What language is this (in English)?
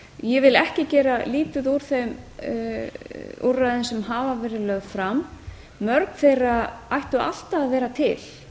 Icelandic